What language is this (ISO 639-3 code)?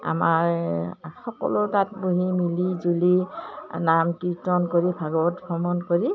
asm